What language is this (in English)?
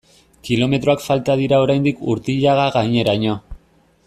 Basque